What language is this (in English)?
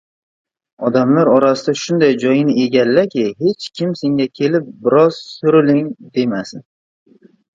Uzbek